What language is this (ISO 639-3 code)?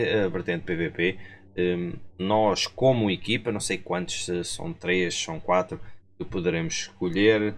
por